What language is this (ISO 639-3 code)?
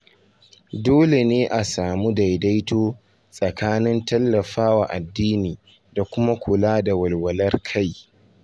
hau